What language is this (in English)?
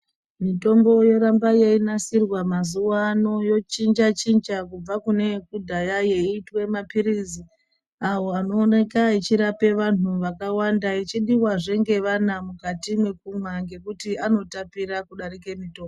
Ndau